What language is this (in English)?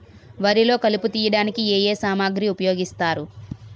Telugu